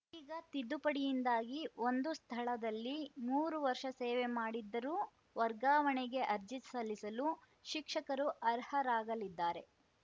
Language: Kannada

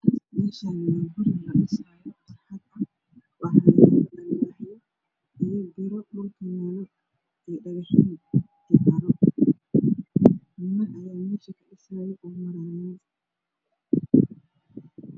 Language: Somali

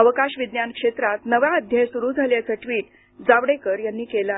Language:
Marathi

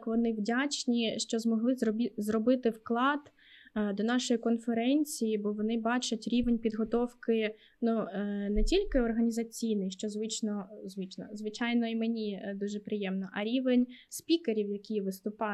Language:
Ukrainian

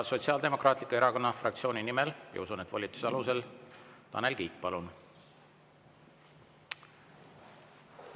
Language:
Estonian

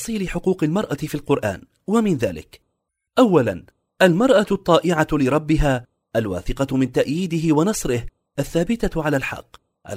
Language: Arabic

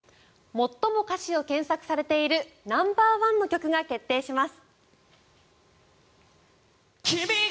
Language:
Japanese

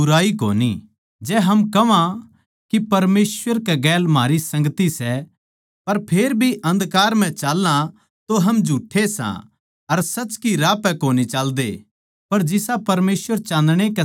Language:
Haryanvi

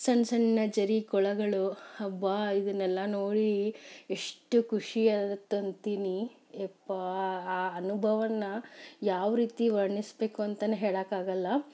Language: Kannada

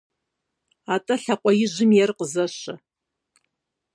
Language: Kabardian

